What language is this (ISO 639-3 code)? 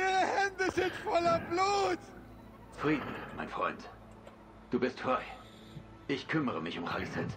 deu